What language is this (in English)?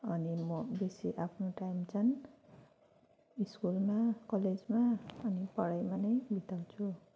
Nepali